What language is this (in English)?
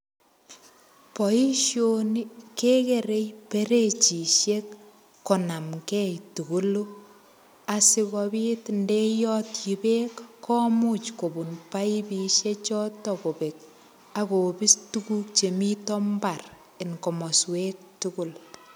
Kalenjin